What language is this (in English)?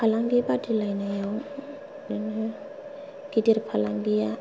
Bodo